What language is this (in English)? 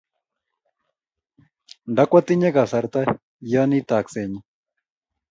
Kalenjin